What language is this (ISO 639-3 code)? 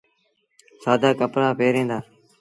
sbn